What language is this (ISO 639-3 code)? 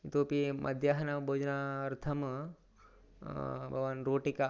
san